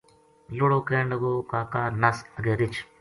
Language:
Gujari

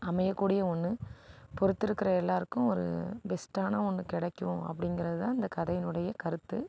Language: Tamil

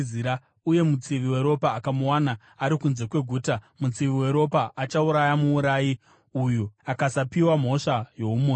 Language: Shona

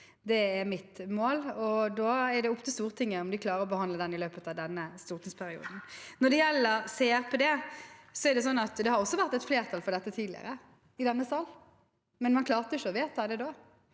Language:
Norwegian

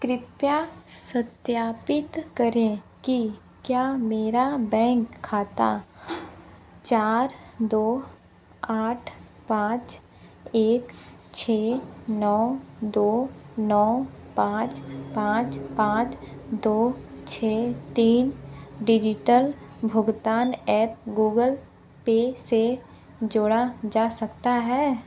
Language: Hindi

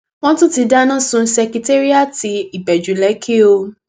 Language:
Yoruba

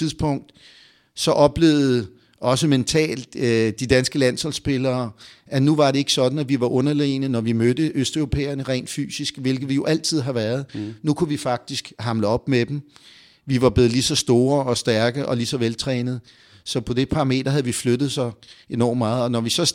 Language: Danish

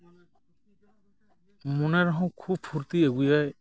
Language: Santali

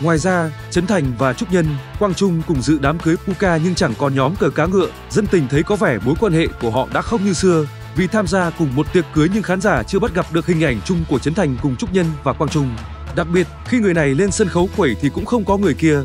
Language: Vietnamese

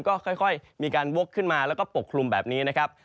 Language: Thai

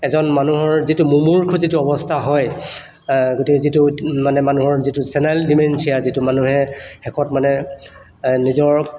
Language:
Assamese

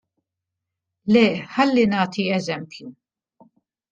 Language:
Maltese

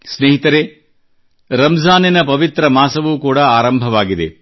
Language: Kannada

